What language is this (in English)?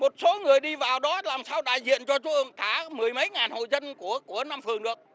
Vietnamese